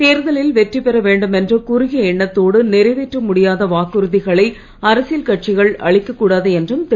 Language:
Tamil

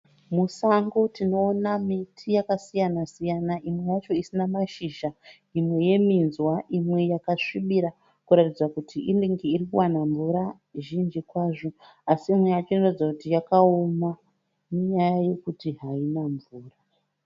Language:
Shona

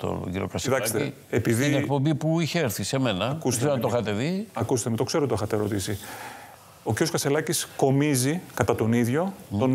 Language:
Greek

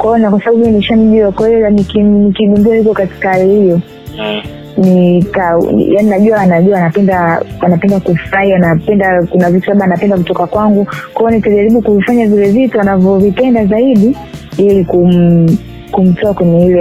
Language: Swahili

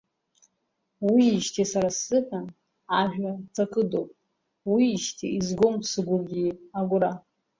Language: Abkhazian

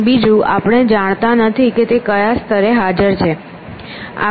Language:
Gujarati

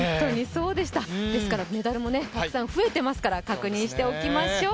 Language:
Japanese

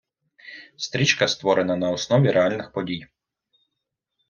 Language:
Ukrainian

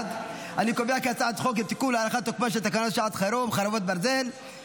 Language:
Hebrew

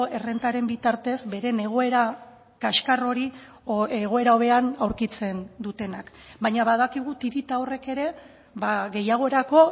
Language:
Basque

